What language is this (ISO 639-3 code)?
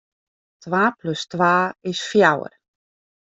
fry